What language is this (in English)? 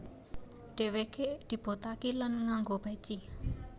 Javanese